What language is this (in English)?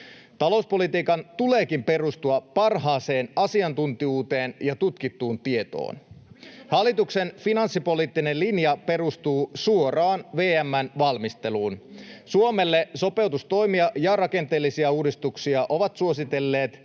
Finnish